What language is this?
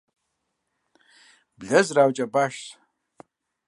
Kabardian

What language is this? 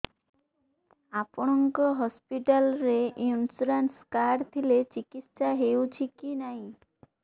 Odia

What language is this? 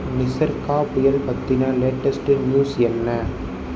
Tamil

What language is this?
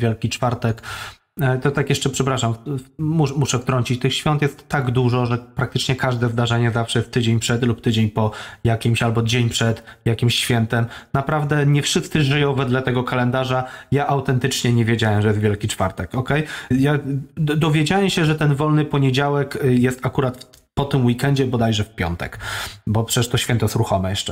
Polish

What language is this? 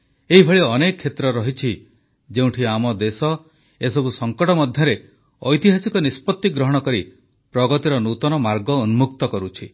Odia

